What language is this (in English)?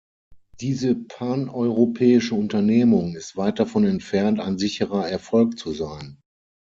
German